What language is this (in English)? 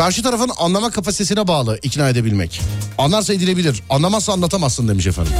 Turkish